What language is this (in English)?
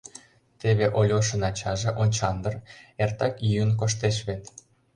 Mari